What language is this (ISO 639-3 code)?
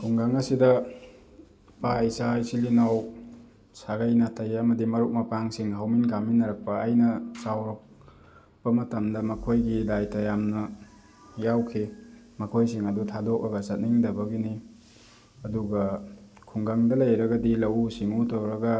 mni